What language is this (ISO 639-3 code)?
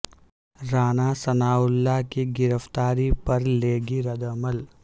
urd